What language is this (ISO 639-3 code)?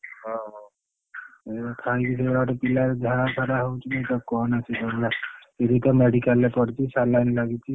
ori